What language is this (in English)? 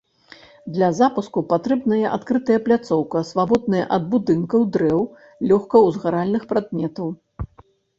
Belarusian